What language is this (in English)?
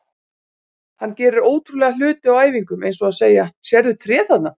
Icelandic